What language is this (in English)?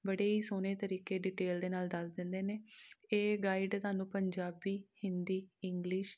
Punjabi